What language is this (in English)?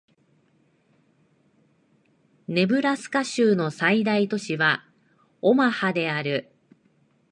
Japanese